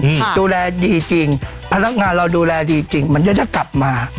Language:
Thai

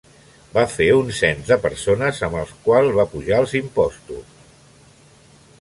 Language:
Catalan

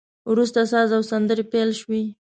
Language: Pashto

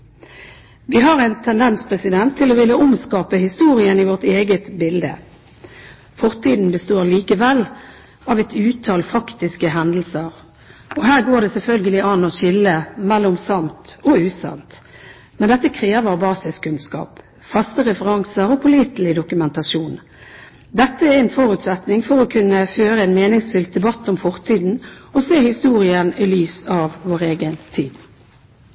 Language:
Norwegian Bokmål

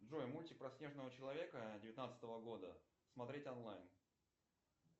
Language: Russian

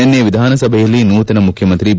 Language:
Kannada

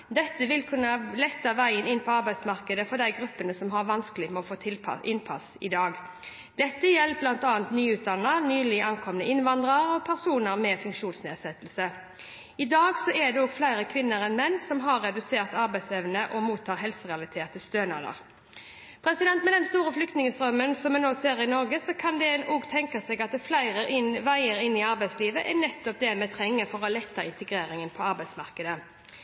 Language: Norwegian Bokmål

